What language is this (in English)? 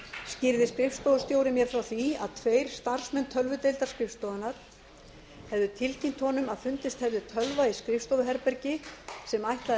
Icelandic